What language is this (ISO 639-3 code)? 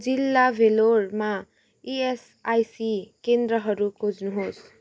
nep